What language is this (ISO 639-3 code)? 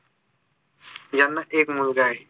mar